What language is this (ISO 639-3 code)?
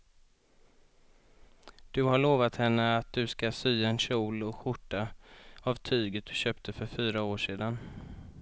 swe